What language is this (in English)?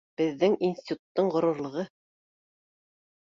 Bashkir